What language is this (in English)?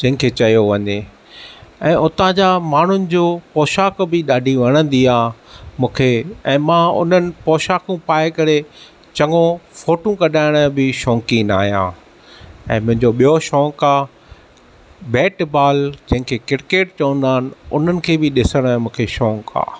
Sindhi